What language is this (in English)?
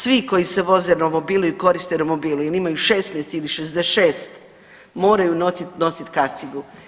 Croatian